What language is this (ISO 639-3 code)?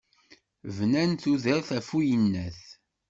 kab